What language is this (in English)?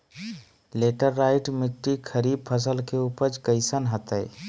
Magahi